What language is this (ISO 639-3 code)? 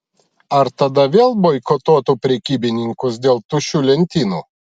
lit